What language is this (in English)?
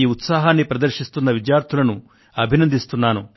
Telugu